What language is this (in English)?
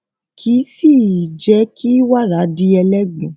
Yoruba